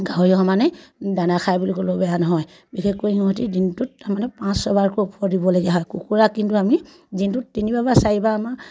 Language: Assamese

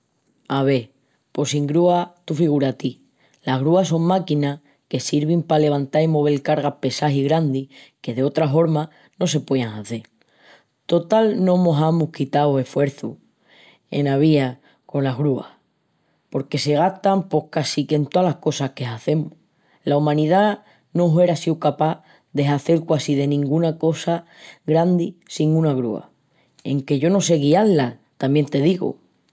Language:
Extremaduran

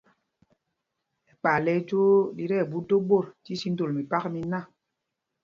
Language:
Mpumpong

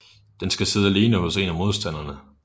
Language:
Danish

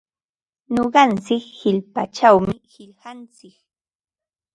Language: Ambo-Pasco Quechua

